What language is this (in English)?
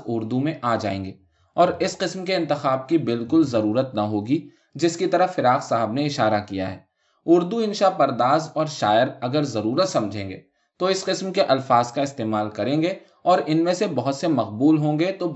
Urdu